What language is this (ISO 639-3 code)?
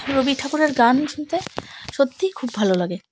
ben